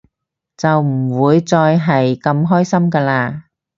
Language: Cantonese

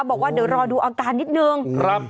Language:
Thai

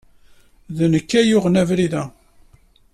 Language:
Kabyle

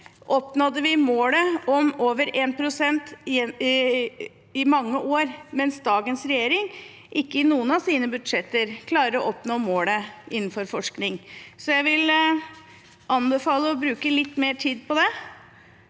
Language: Norwegian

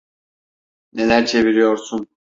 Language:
Turkish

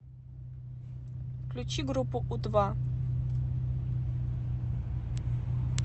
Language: Russian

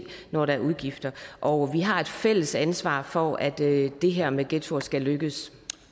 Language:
Danish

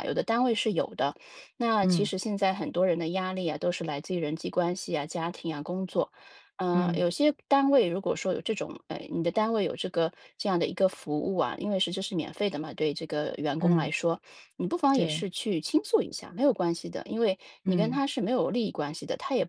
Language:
Chinese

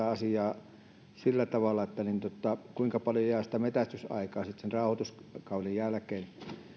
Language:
Finnish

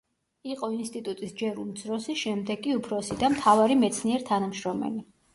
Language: Georgian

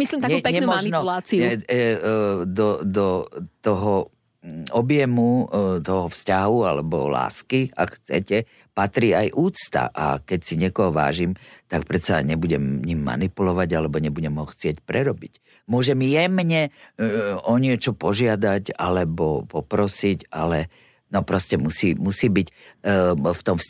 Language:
Slovak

